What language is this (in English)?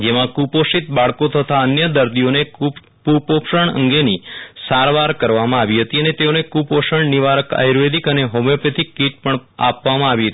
Gujarati